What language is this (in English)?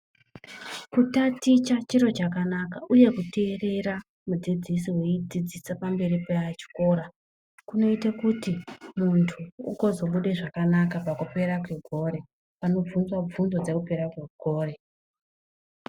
Ndau